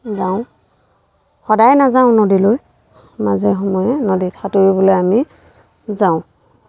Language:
Assamese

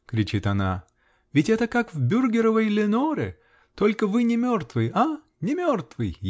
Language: Russian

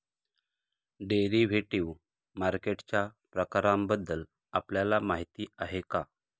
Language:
Marathi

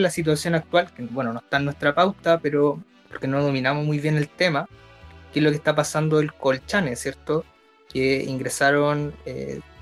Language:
Spanish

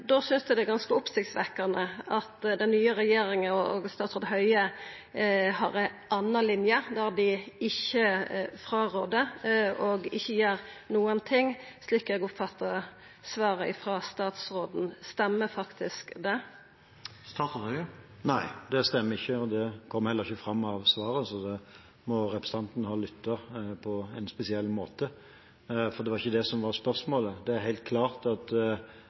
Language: Norwegian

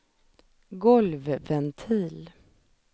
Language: Swedish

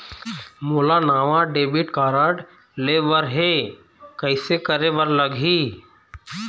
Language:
Chhattisgarhi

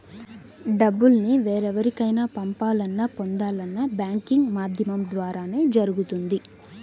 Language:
Telugu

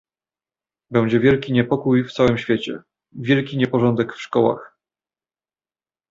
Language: Polish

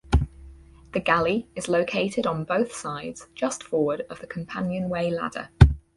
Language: English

